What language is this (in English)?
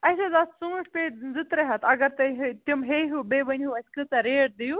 Kashmiri